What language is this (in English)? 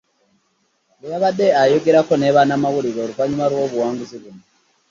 Ganda